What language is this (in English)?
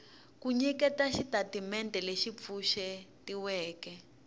Tsonga